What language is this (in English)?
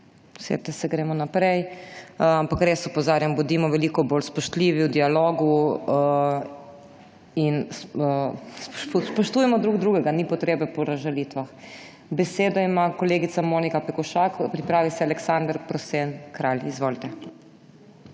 Slovenian